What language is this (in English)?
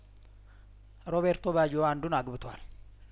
Amharic